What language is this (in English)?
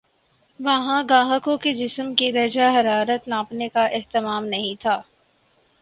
Urdu